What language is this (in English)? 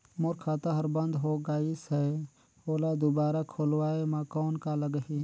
Chhattisgarhi